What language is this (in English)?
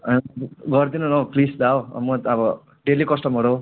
Nepali